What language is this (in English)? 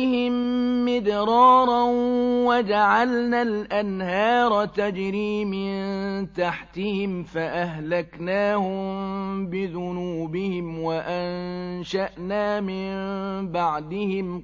Arabic